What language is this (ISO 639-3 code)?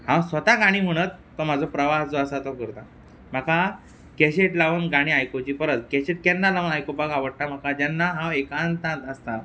kok